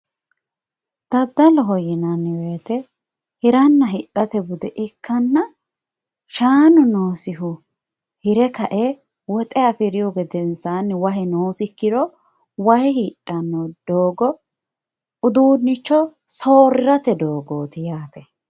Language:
Sidamo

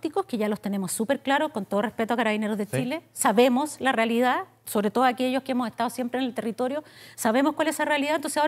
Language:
Spanish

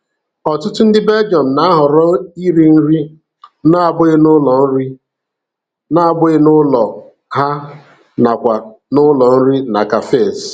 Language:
Igbo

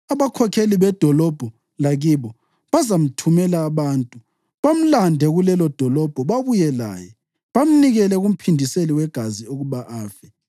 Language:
North Ndebele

